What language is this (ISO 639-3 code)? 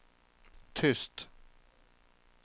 swe